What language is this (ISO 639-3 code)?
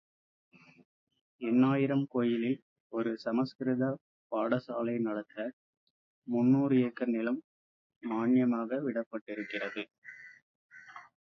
tam